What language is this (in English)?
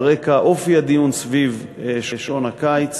Hebrew